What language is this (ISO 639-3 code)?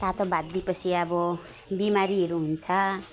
nep